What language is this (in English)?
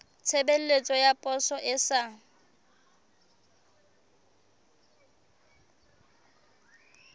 Southern Sotho